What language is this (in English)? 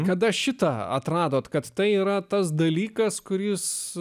Lithuanian